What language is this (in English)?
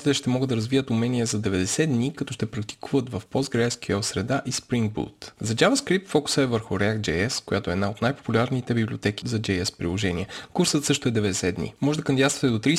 Bulgarian